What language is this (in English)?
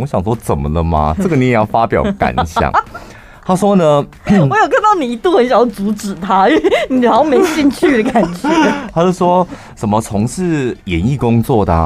Chinese